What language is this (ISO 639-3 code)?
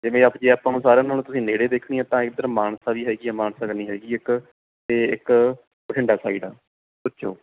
pan